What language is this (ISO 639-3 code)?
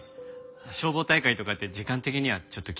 jpn